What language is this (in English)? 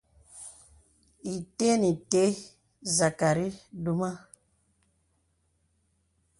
Bebele